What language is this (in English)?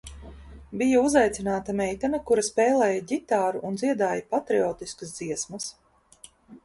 Latvian